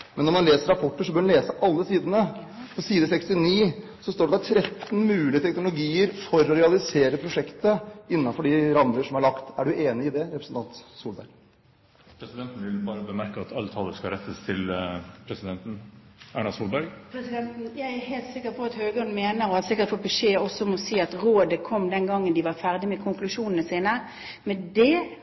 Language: Norwegian Bokmål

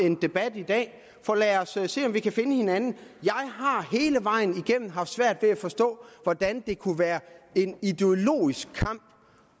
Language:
Danish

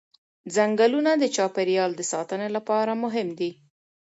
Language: Pashto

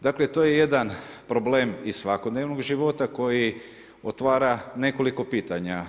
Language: Croatian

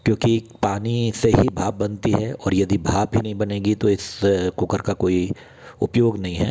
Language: Hindi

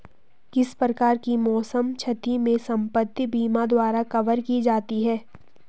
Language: Hindi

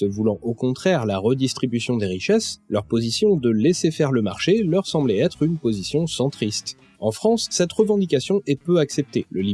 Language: French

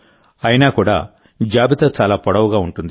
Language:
Telugu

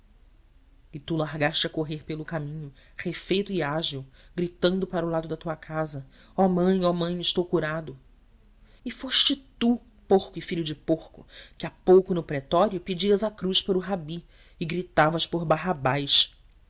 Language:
Portuguese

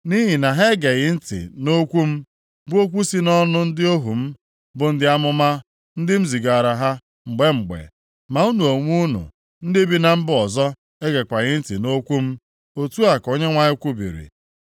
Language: Igbo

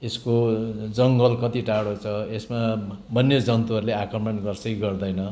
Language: Nepali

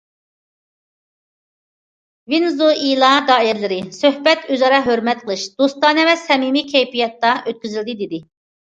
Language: Uyghur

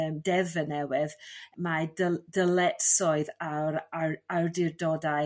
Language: Welsh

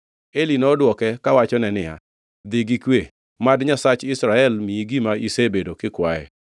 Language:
Luo (Kenya and Tanzania)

